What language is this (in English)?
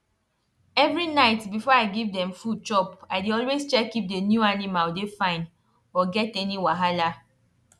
Nigerian Pidgin